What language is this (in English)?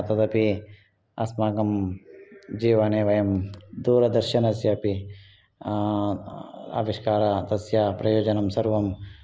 Sanskrit